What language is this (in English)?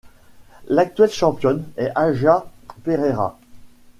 French